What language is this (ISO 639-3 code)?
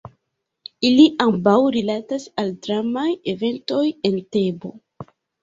epo